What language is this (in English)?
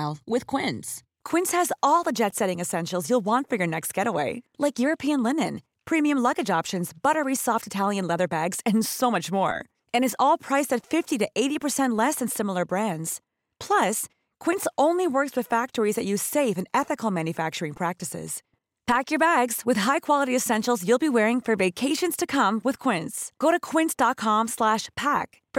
Persian